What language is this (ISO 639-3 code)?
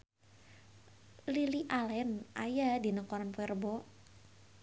sun